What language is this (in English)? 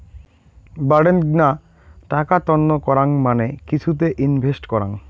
Bangla